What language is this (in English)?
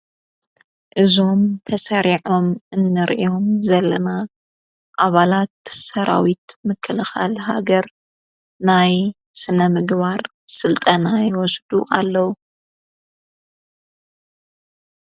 Tigrinya